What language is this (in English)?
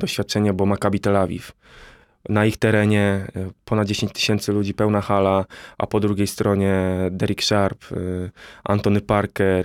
Polish